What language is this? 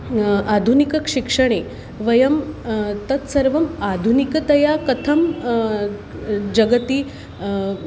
Sanskrit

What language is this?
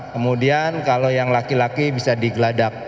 Indonesian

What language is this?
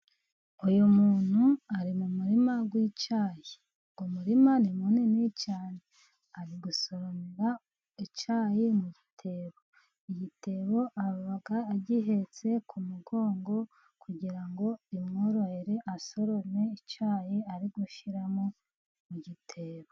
Kinyarwanda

